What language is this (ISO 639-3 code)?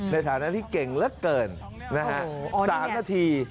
tha